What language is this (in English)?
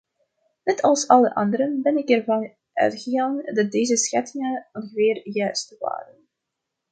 Dutch